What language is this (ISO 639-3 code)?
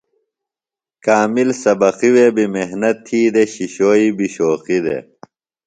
phl